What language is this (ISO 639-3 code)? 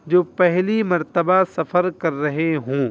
urd